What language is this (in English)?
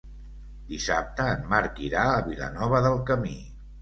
Catalan